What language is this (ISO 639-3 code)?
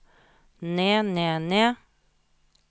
nor